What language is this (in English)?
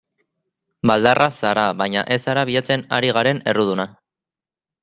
Basque